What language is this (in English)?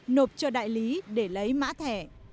Vietnamese